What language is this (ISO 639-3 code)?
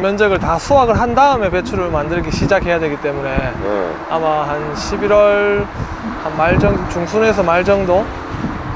kor